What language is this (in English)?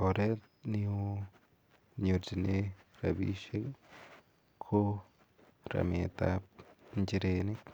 Kalenjin